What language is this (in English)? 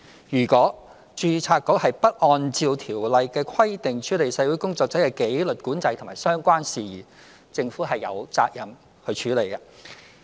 Cantonese